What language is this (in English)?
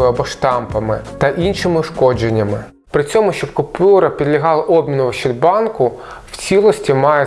Ukrainian